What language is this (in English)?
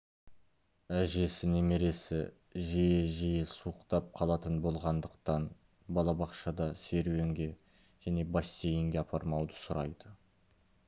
Kazakh